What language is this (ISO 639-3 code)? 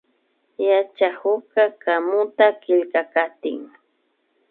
qvi